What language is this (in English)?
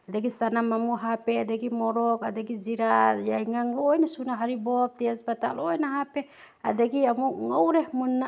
Manipuri